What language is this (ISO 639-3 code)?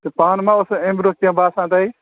kas